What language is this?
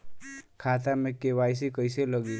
Bhojpuri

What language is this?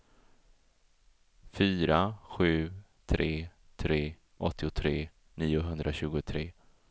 Swedish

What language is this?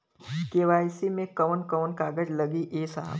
Bhojpuri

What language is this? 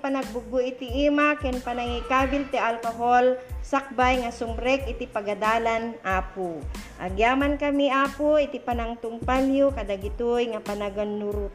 Filipino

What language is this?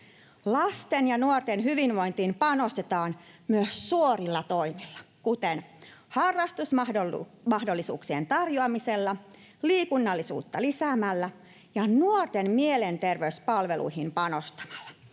Finnish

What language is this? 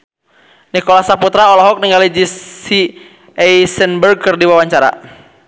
Sundanese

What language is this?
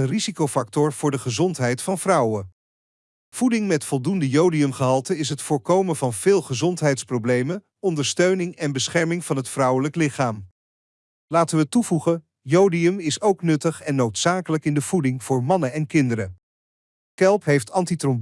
Dutch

